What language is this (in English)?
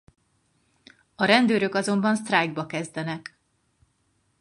Hungarian